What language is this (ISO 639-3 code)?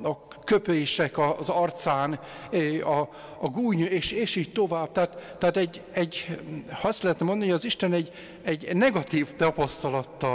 hun